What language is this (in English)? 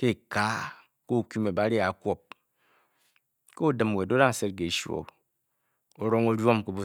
Bokyi